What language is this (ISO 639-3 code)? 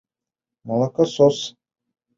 bak